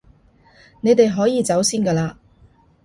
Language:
Cantonese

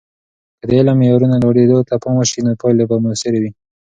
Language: Pashto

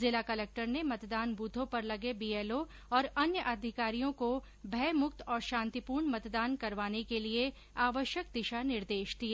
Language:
Hindi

